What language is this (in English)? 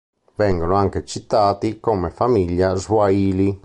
Italian